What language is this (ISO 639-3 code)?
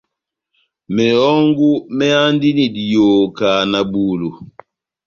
bnm